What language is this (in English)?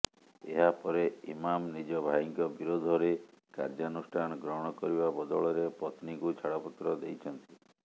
Odia